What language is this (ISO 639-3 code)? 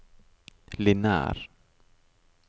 nor